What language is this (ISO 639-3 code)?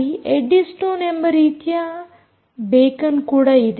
kan